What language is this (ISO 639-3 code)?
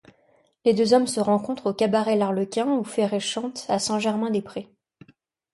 fra